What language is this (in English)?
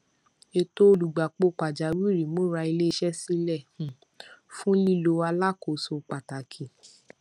Yoruba